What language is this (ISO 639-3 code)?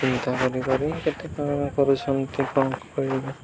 ori